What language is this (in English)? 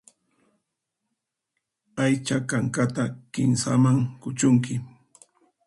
Puno Quechua